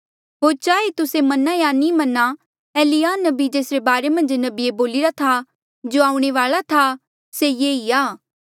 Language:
Mandeali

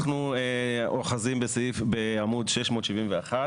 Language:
Hebrew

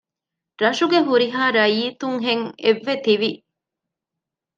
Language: Divehi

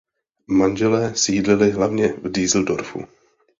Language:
Czech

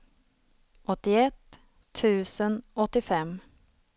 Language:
Swedish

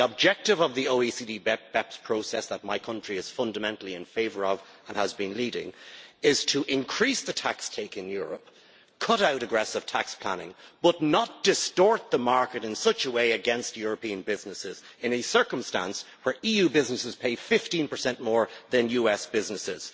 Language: English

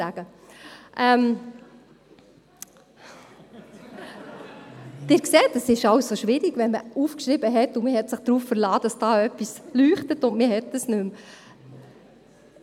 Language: Swiss German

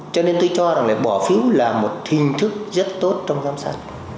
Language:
Vietnamese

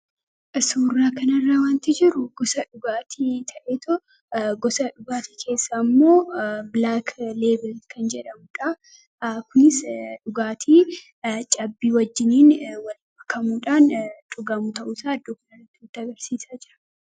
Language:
Oromo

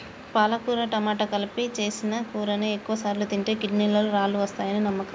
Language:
Telugu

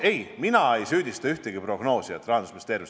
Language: Estonian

